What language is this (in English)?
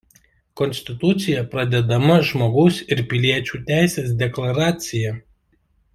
Lithuanian